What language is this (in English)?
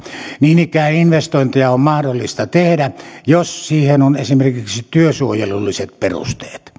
Finnish